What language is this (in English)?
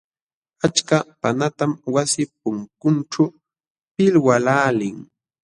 Jauja Wanca Quechua